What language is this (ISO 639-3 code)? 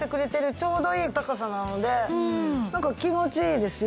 jpn